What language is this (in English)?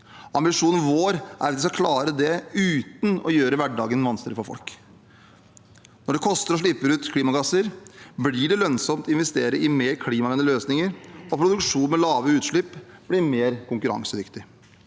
Norwegian